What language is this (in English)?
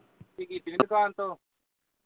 Punjabi